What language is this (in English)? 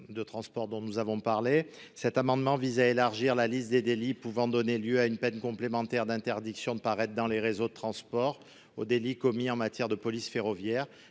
French